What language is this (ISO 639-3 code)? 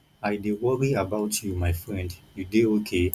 pcm